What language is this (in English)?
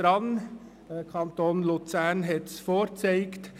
Swiss German